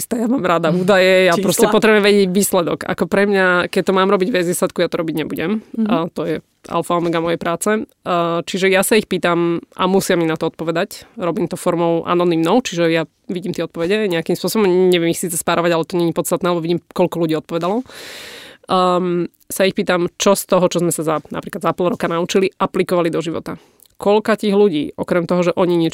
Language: Slovak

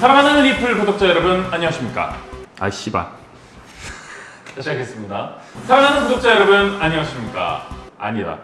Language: Korean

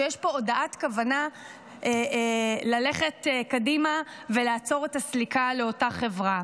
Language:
Hebrew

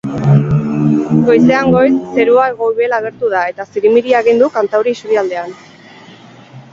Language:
Basque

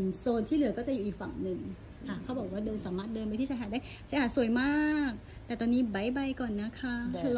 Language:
Thai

